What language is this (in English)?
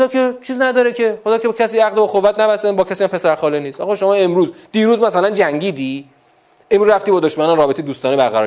Persian